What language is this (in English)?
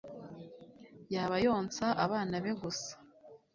Kinyarwanda